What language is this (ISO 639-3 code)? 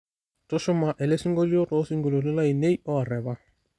mas